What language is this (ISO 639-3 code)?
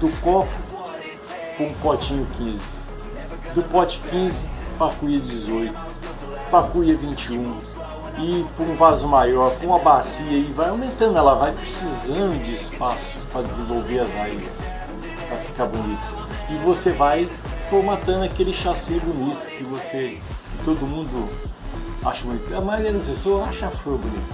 por